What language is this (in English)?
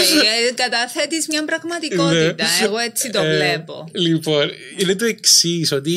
Greek